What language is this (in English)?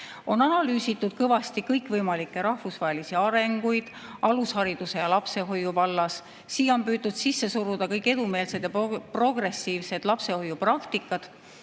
Estonian